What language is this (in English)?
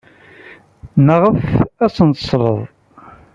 Kabyle